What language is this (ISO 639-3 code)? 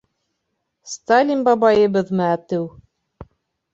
bak